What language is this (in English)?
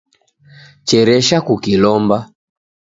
Taita